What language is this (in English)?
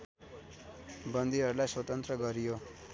Nepali